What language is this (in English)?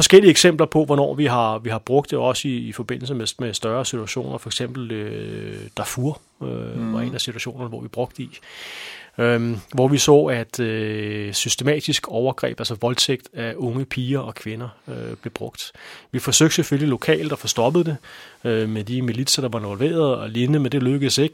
Danish